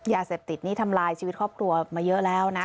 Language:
Thai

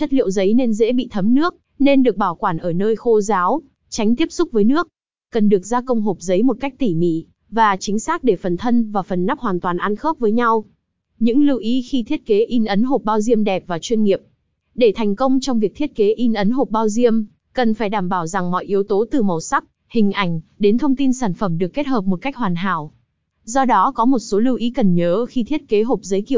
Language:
Vietnamese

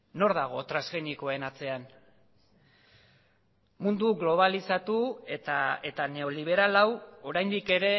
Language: Basque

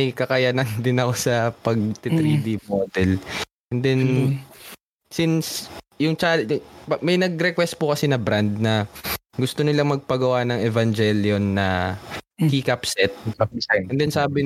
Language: Filipino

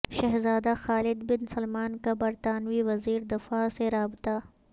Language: Urdu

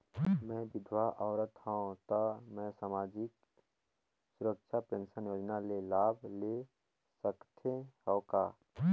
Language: Chhattisgarhi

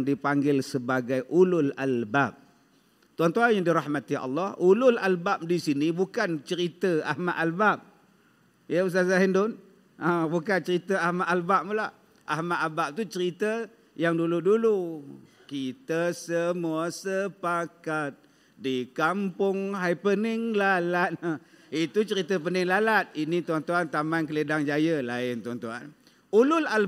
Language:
Malay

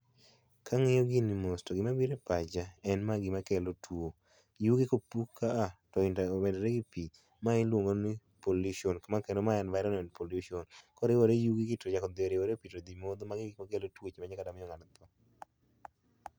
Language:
Luo (Kenya and Tanzania)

